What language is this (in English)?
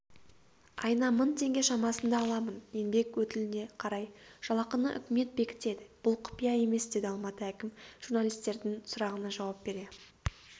Kazakh